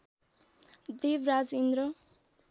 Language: Nepali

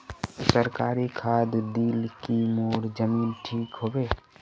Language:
Magahi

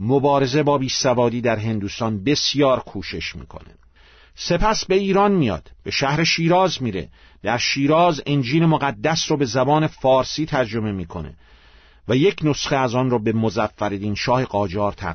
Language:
Persian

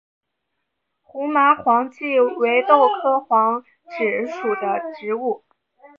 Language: Chinese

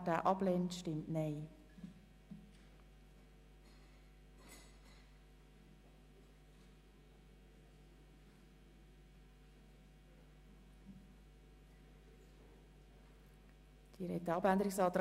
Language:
Swiss German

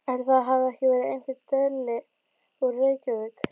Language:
Icelandic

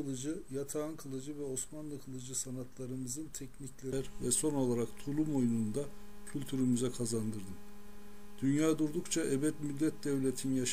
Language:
Turkish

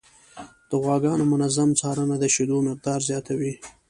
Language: Pashto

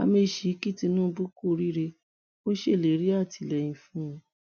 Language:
Yoruba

